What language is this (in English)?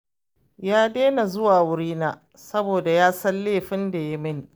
Hausa